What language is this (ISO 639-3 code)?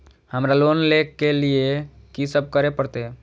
mai